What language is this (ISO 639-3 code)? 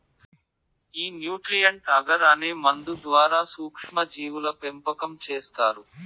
tel